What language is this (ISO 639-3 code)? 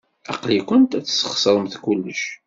kab